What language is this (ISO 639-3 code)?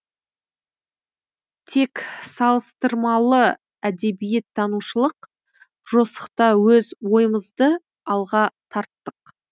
kaz